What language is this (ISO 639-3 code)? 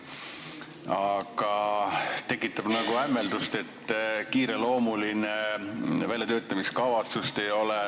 est